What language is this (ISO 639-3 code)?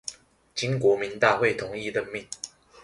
zho